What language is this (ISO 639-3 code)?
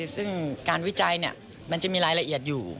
tha